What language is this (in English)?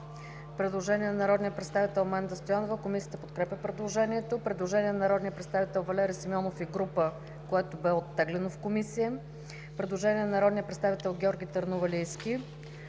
Bulgarian